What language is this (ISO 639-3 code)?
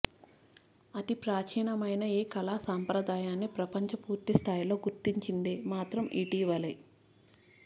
tel